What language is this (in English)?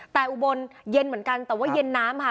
Thai